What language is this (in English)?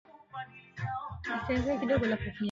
Swahili